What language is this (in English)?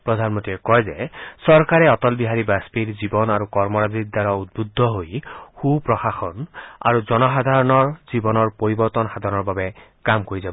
Assamese